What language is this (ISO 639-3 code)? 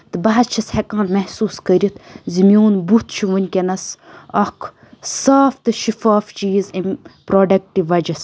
kas